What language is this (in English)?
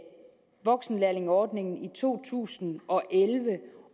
Danish